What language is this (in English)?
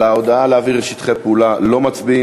Hebrew